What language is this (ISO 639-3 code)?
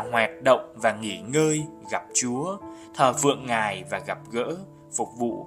vie